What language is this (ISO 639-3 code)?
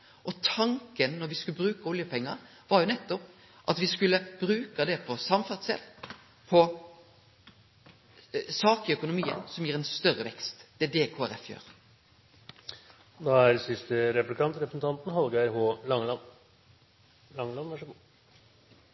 nno